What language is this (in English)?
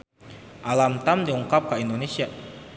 Sundanese